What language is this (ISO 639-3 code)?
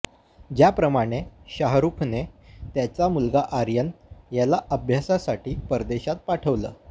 mar